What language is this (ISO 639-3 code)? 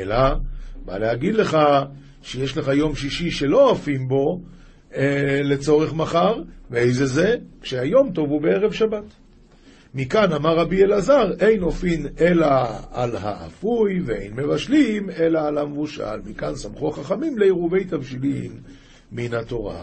heb